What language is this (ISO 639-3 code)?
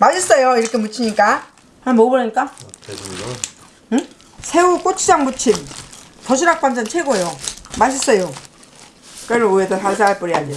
kor